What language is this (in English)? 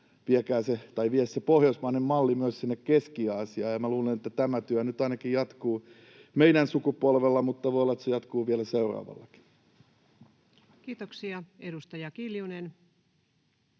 Finnish